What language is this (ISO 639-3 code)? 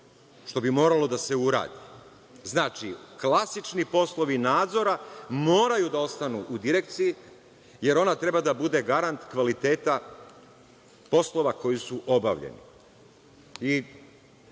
srp